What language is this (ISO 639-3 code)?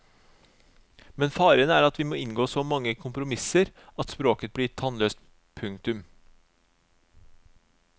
nor